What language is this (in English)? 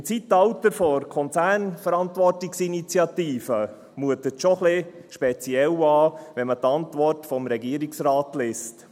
Swiss German